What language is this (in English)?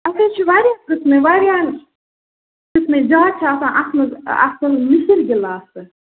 Kashmiri